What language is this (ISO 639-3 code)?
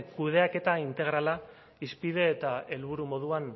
eus